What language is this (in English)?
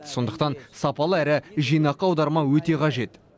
Kazakh